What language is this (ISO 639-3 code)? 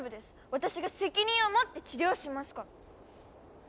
jpn